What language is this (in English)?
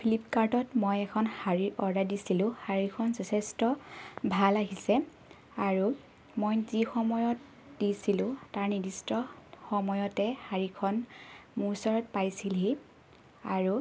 Assamese